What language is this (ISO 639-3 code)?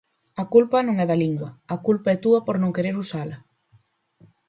glg